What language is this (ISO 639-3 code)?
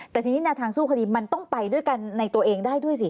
tha